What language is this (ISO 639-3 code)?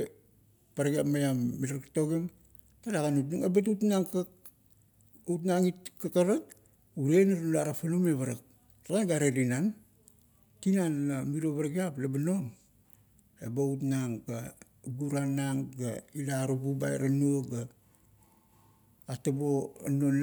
kto